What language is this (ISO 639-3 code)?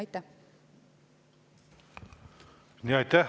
est